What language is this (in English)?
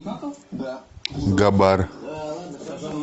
Russian